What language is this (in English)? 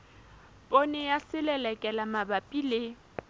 Southern Sotho